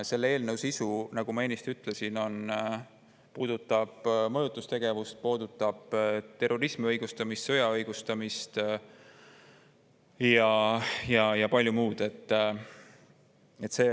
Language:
Estonian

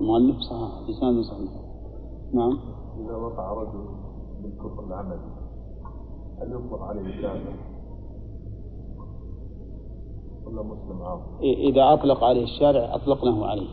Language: Arabic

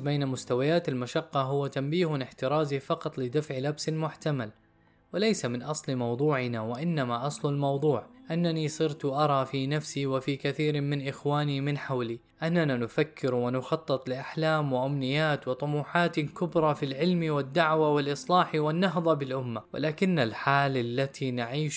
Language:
Arabic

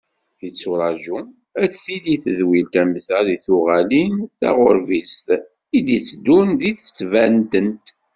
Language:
Kabyle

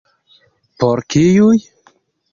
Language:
Esperanto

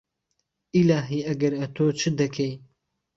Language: Central Kurdish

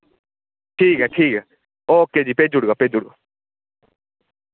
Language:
Dogri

